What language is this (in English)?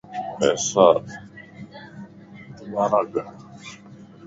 Lasi